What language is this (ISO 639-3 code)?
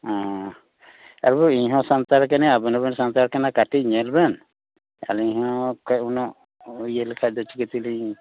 sat